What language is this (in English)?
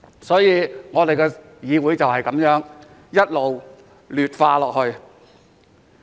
Cantonese